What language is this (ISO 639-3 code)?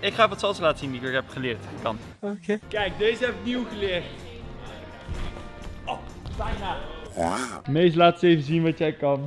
nld